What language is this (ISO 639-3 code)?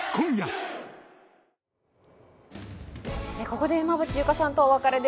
jpn